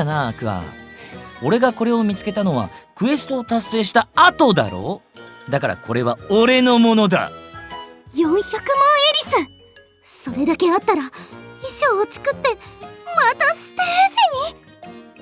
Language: Japanese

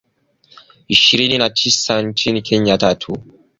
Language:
Swahili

